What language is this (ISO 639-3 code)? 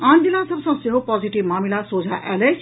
mai